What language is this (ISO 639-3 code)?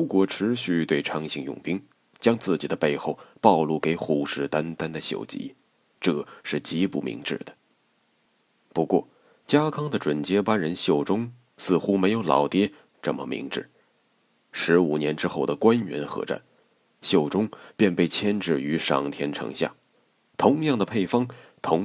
zho